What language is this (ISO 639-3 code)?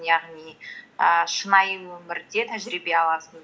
kaz